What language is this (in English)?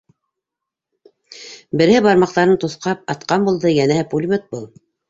Bashkir